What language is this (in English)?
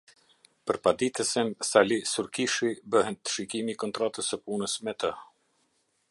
Albanian